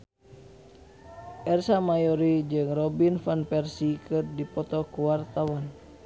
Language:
Sundanese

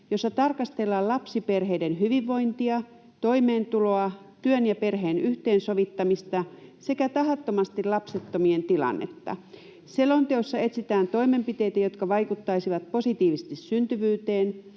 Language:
Finnish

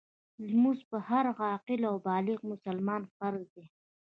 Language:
Pashto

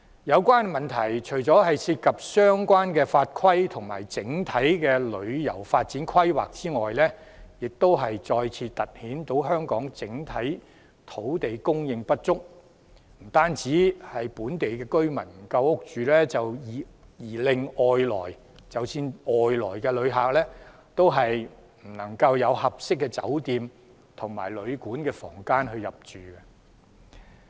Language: Cantonese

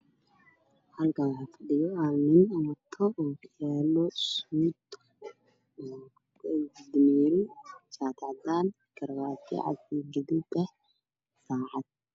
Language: Somali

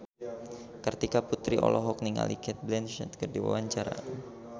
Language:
Sundanese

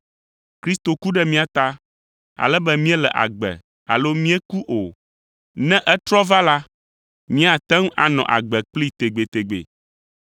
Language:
Ewe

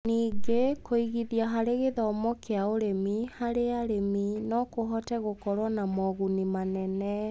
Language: Kikuyu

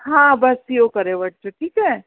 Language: Sindhi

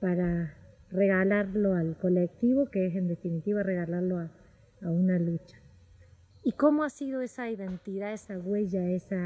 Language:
Spanish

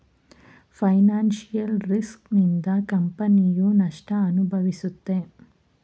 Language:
Kannada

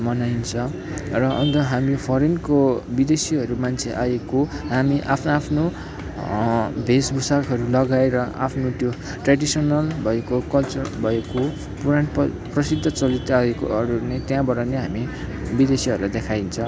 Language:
Nepali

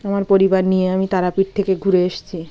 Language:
Bangla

